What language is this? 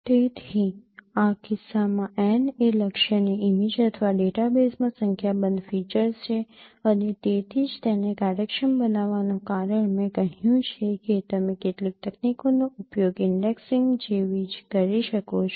Gujarati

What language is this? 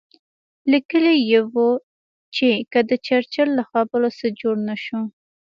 Pashto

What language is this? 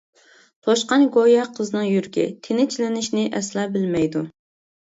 Uyghur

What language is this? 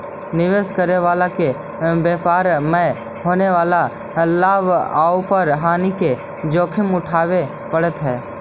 Magahi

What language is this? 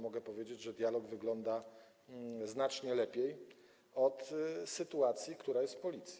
Polish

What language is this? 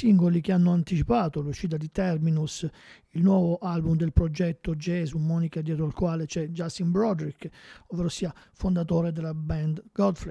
Italian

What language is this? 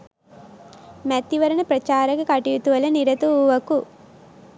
Sinhala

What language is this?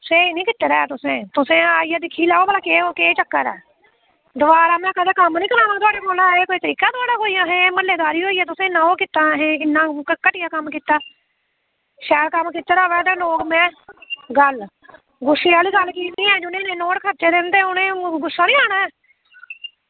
Dogri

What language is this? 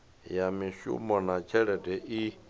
Venda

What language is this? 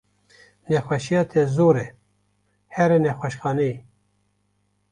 Kurdish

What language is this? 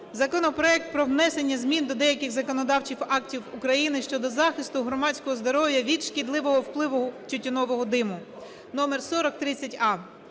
Ukrainian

